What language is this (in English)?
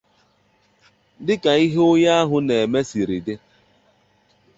Igbo